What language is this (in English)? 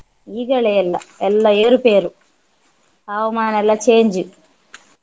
Kannada